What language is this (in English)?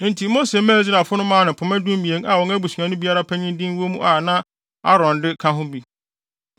Akan